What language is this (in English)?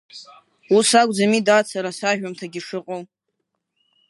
Abkhazian